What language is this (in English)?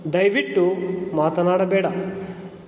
Kannada